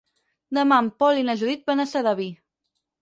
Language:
Catalan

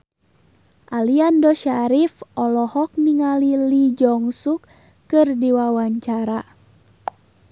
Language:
Sundanese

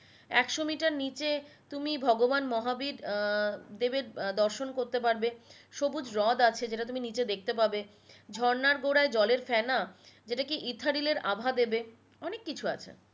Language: Bangla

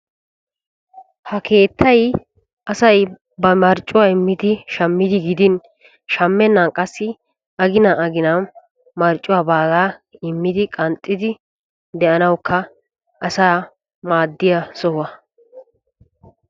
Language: Wolaytta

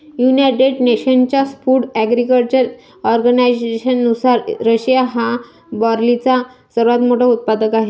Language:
Marathi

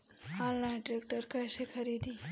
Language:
Bhojpuri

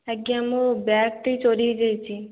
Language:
Odia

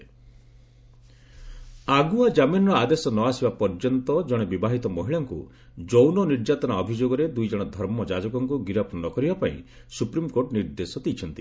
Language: Odia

